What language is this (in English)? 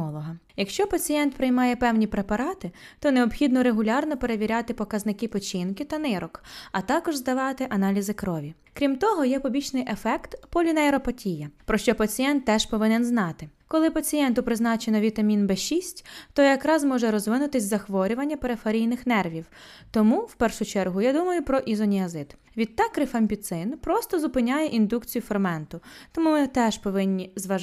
Ukrainian